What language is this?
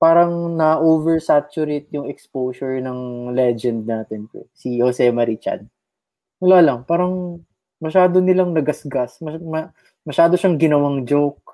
Filipino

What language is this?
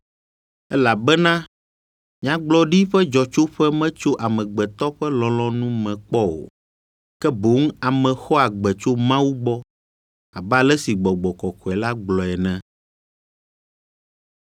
Ewe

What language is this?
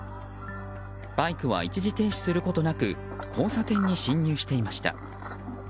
Japanese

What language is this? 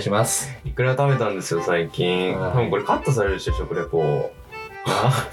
Japanese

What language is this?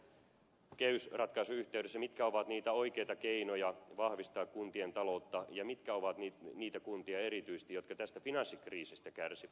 Finnish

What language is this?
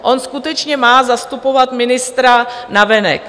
Czech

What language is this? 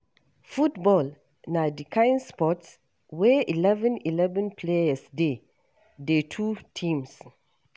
Nigerian Pidgin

